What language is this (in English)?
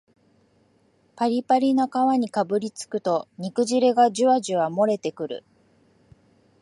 Japanese